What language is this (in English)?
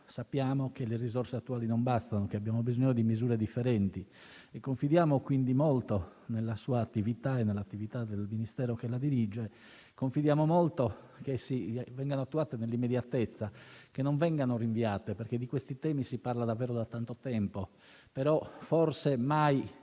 Italian